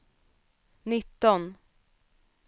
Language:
Swedish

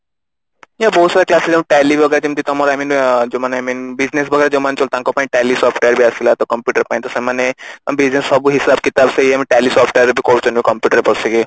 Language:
Odia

